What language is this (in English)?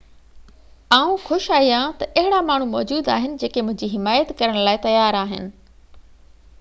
Sindhi